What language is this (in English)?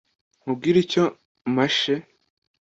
Kinyarwanda